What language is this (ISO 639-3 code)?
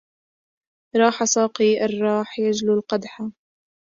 ara